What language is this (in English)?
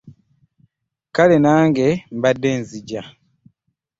Ganda